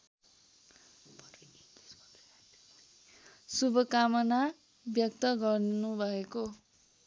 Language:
Nepali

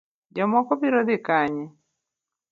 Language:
Luo (Kenya and Tanzania)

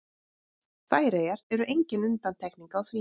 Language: Icelandic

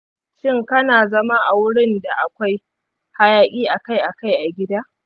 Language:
Hausa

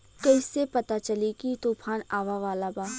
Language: Bhojpuri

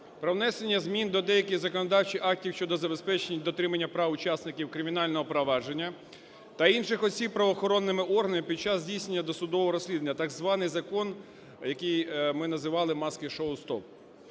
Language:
Ukrainian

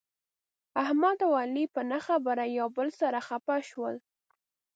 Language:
Pashto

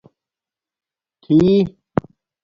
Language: Domaaki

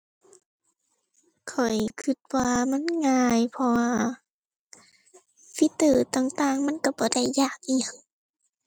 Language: Thai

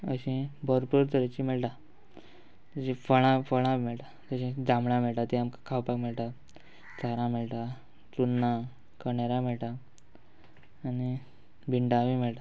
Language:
Konkani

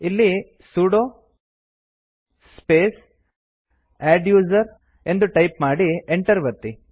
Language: Kannada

